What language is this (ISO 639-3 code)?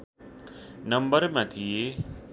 nep